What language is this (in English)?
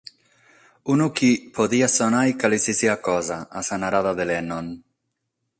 Sardinian